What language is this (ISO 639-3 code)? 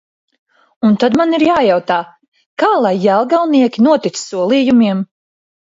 lav